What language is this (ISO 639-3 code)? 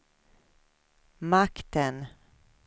swe